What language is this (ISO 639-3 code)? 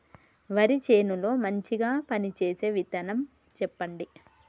tel